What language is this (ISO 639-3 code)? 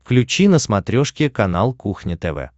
rus